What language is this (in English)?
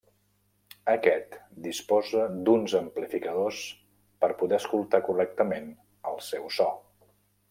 Catalan